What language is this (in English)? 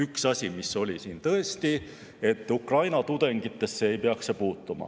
Estonian